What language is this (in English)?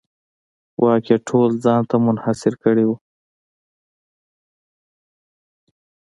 Pashto